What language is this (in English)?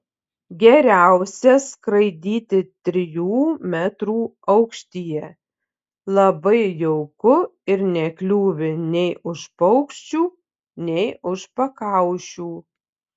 Lithuanian